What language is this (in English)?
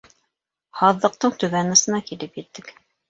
Bashkir